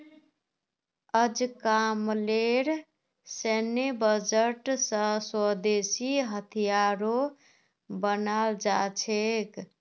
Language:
Magahi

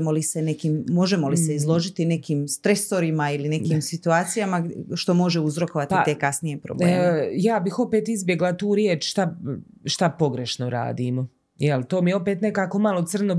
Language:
Croatian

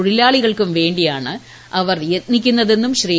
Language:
Malayalam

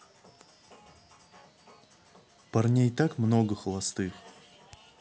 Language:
Russian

